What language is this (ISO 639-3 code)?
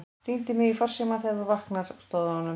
isl